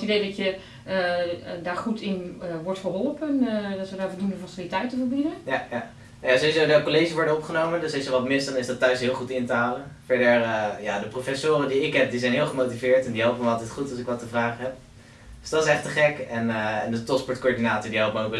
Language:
Dutch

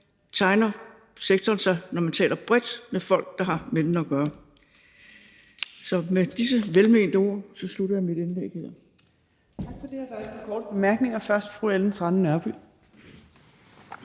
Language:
Danish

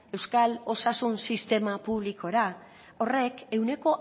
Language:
Basque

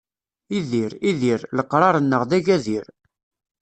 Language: Kabyle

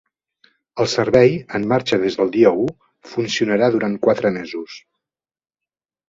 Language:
Catalan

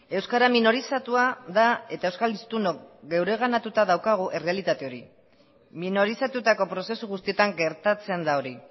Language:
Basque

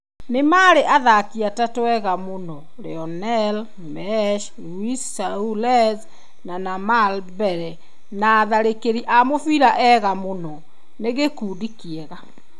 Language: Kikuyu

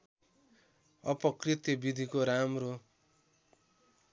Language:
Nepali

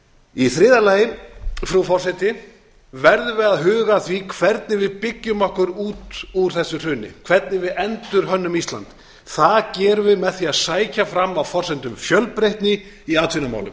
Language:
Icelandic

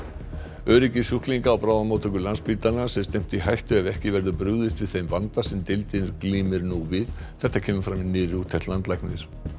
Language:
Icelandic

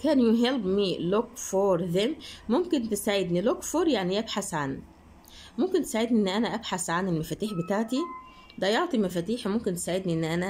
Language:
Arabic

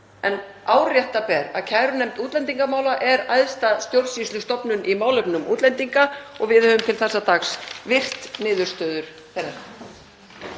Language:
Icelandic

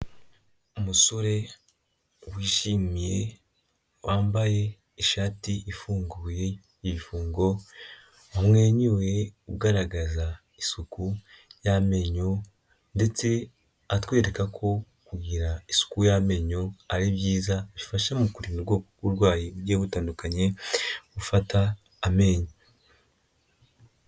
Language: Kinyarwanda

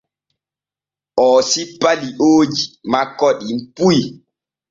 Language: Borgu Fulfulde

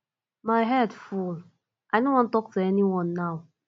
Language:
Nigerian Pidgin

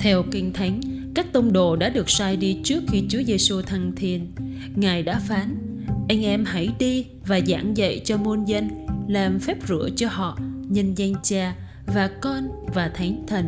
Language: Vietnamese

